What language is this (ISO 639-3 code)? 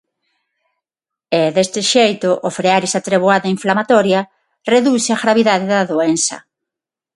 glg